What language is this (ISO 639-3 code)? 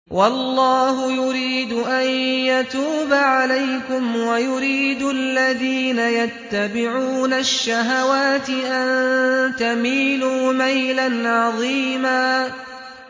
ara